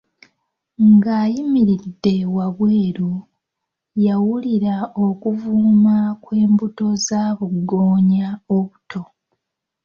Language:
Ganda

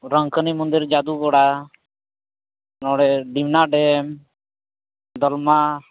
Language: Santali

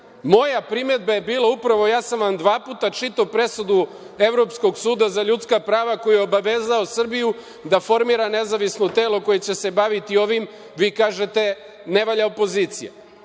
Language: Serbian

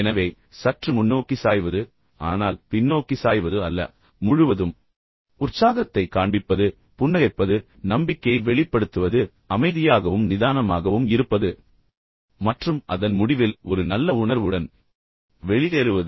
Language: Tamil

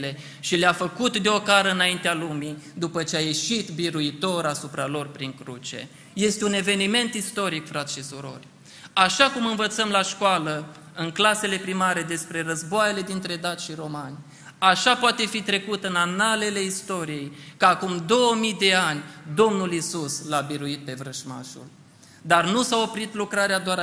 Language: Romanian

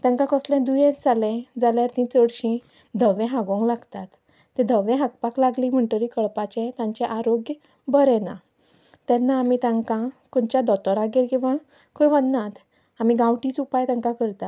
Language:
Konkani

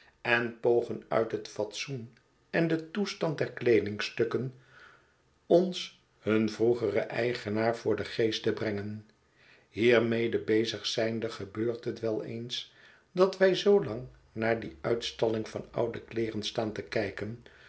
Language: Dutch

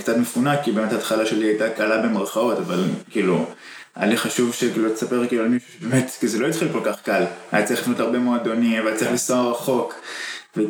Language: Hebrew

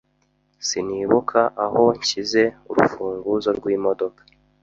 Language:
Kinyarwanda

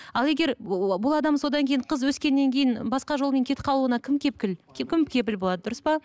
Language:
Kazakh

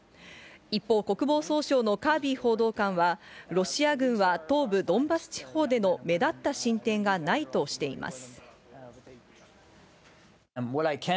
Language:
Japanese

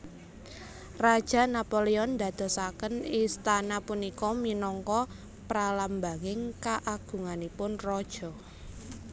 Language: Javanese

